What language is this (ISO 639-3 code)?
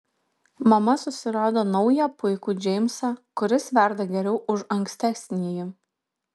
lit